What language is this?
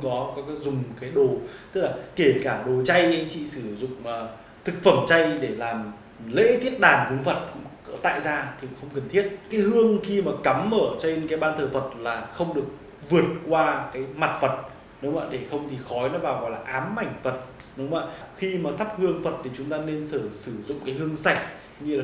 Vietnamese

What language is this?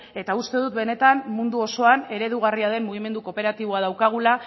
Basque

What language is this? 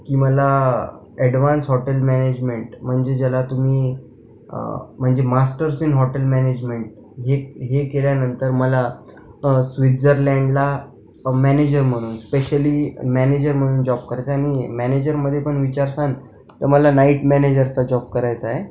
Marathi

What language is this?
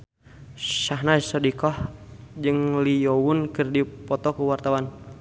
Sundanese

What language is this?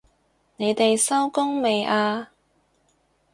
Cantonese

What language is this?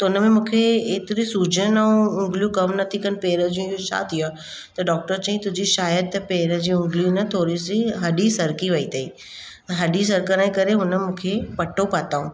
Sindhi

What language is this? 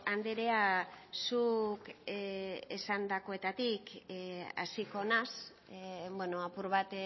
Basque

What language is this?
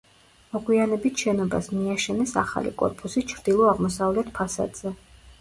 Georgian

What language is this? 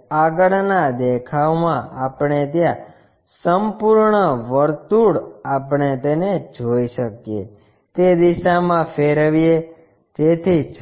Gujarati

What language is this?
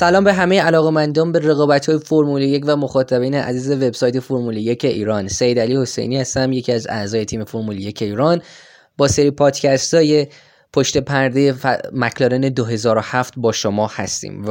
Persian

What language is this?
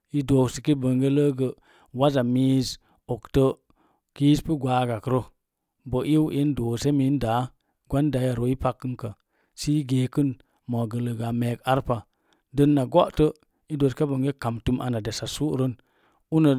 Mom Jango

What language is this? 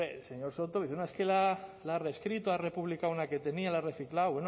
Spanish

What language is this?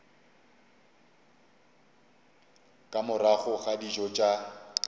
Northern Sotho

